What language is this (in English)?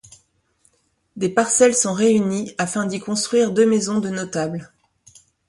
French